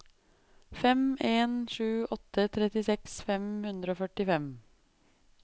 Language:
Norwegian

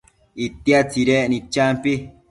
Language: Matsés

